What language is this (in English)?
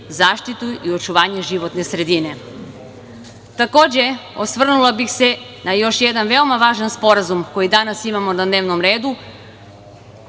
Serbian